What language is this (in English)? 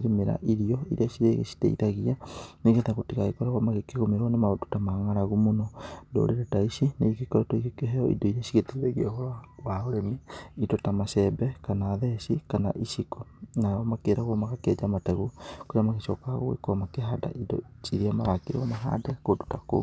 Kikuyu